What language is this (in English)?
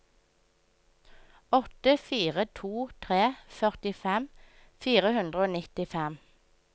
Norwegian